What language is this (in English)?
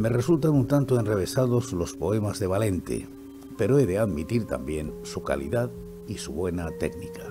Spanish